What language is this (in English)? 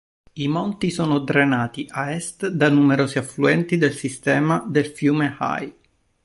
Italian